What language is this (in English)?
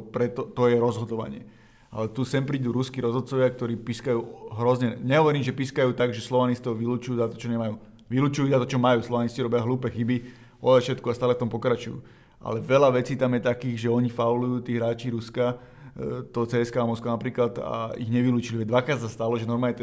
Slovak